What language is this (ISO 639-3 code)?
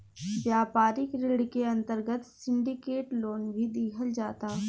bho